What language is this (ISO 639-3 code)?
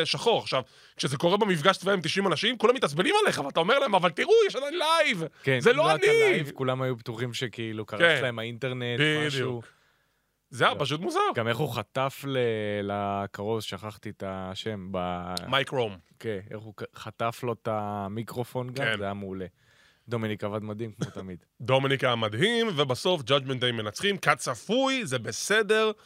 heb